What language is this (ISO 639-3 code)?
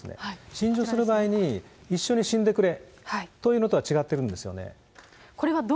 jpn